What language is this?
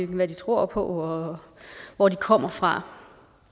Danish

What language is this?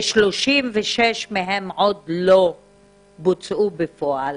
Hebrew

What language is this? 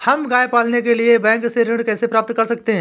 Hindi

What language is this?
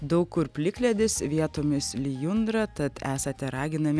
Lithuanian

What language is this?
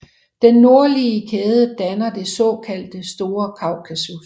Danish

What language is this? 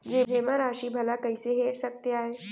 Chhattisgarhi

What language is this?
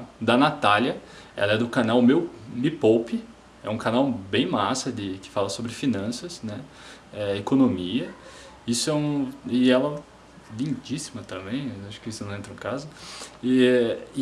Portuguese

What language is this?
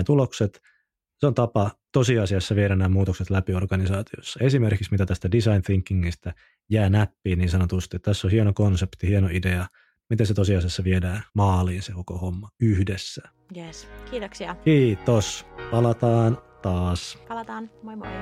Finnish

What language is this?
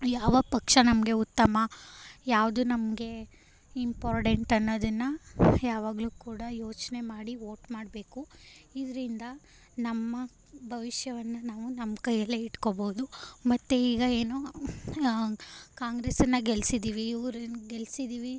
Kannada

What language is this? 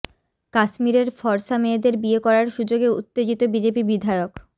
Bangla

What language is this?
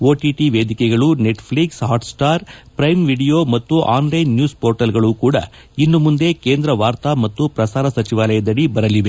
Kannada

